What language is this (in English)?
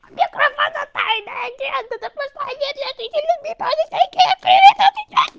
Russian